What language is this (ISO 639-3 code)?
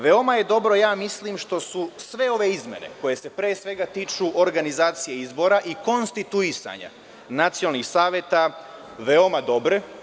srp